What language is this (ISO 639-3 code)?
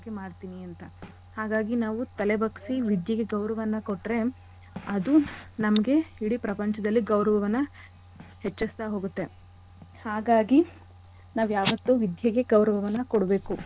kan